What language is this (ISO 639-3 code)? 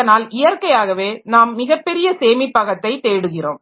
tam